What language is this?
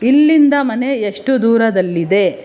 Kannada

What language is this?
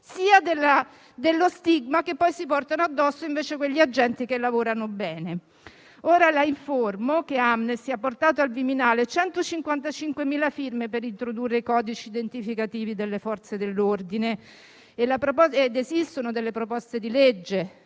Italian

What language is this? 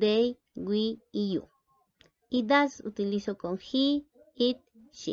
Spanish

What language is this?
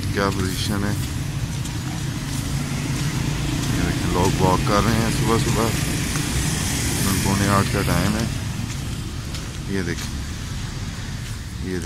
Turkish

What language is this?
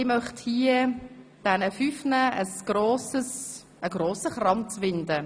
Swiss German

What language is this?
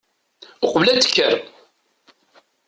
Kabyle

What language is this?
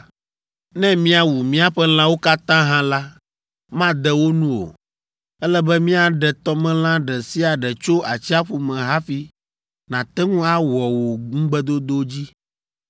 Ewe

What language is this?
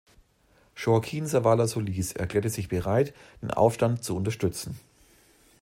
German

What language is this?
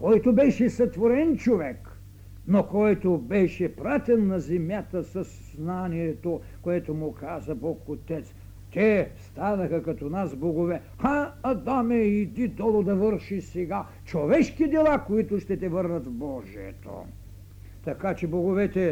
Bulgarian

